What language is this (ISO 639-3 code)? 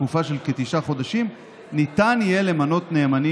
heb